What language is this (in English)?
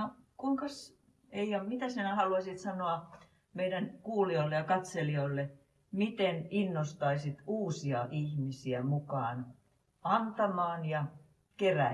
Finnish